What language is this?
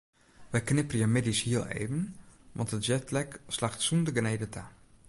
Western Frisian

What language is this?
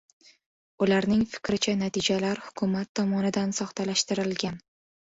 Uzbek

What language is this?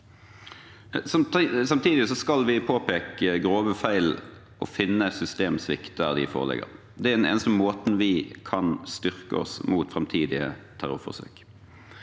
Norwegian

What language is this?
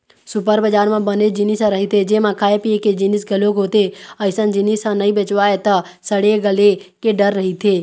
Chhattisgarhi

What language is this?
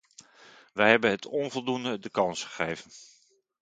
Dutch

